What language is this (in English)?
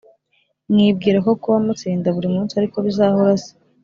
Kinyarwanda